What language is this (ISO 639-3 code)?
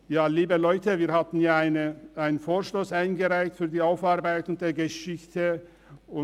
gsw